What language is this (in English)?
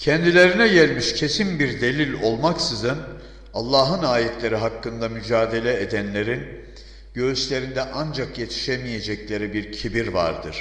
Turkish